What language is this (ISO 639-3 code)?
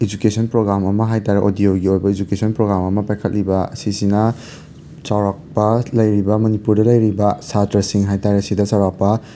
mni